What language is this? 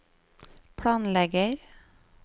Norwegian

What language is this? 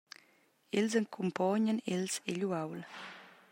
Romansh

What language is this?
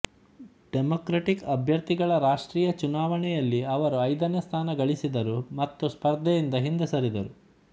Kannada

